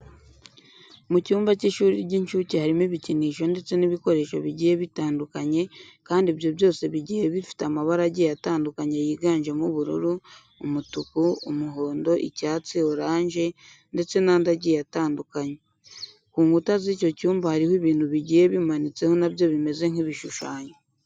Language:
Kinyarwanda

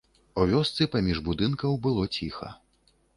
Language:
Belarusian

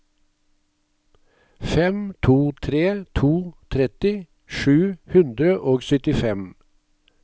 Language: Norwegian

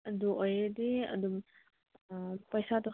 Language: Manipuri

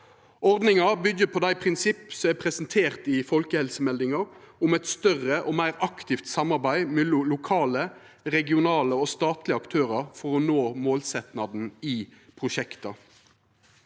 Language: Norwegian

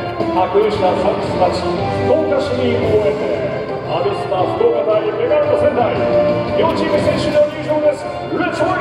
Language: Japanese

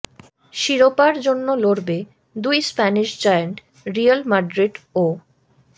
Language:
Bangla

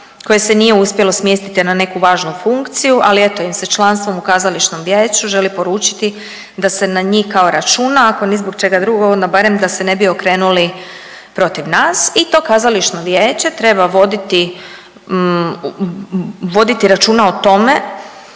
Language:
Croatian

